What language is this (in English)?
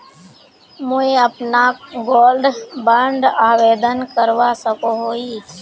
Magahi